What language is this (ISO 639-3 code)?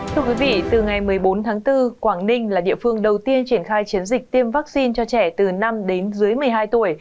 vie